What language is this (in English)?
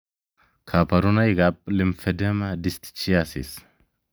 Kalenjin